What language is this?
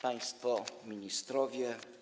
Polish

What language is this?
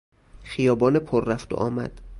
Persian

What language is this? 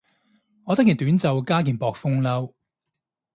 Cantonese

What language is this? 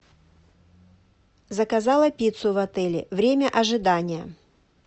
Russian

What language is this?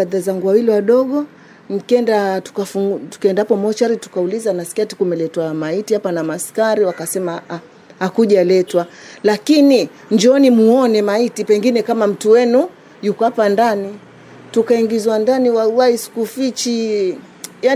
Swahili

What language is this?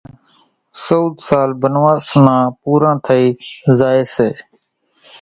Kachi Koli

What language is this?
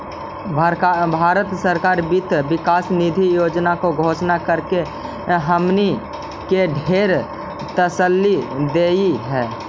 Magahi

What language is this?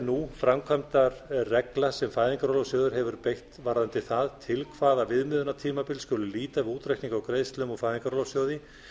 Icelandic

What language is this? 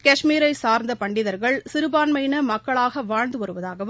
Tamil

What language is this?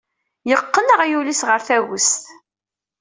Kabyle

